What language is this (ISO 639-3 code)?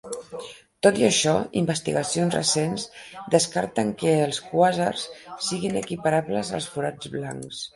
cat